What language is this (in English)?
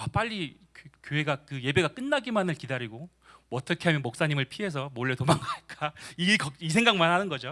Korean